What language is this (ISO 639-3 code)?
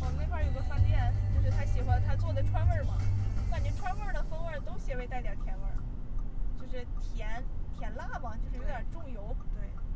zho